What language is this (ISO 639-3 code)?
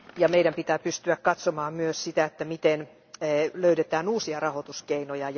fin